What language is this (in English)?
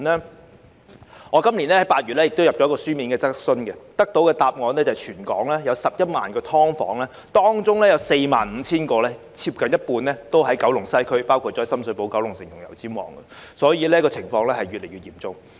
Cantonese